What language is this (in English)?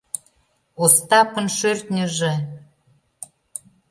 Mari